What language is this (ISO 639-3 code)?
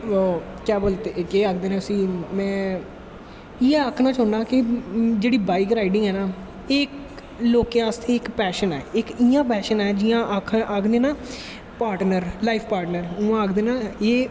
doi